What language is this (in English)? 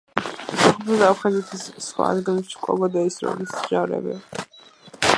Georgian